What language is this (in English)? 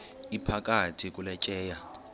Xhosa